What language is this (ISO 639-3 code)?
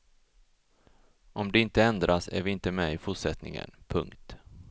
swe